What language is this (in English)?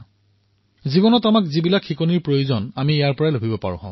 Assamese